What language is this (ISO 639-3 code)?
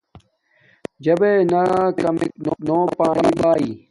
dmk